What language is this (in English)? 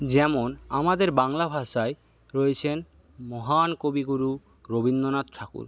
Bangla